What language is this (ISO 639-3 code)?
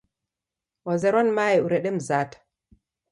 dav